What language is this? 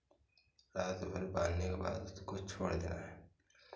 Hindi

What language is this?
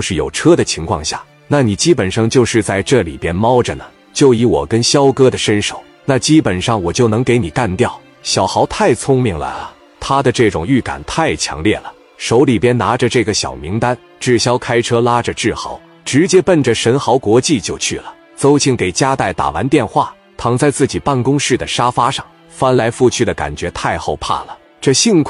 Chinese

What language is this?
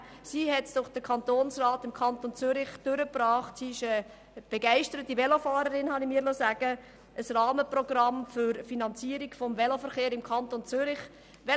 Swiss German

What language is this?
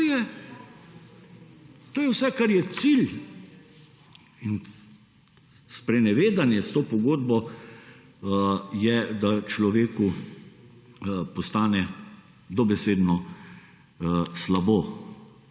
Slovenian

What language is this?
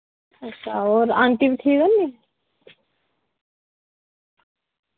Dogri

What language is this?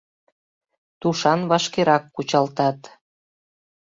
Mari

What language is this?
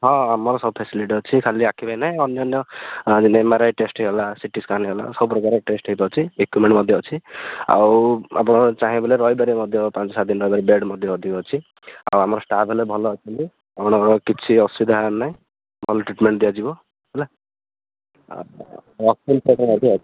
Odia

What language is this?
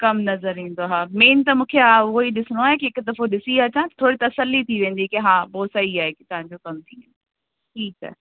Sindhi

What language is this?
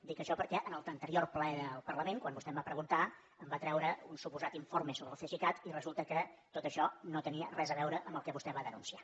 Catalan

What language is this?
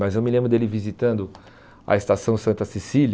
Portuguese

